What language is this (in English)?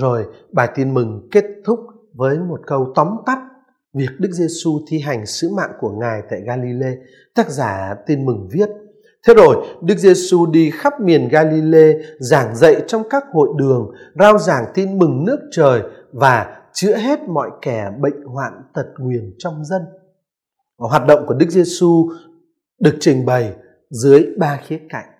Vietnamese